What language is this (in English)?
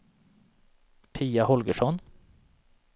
Swedish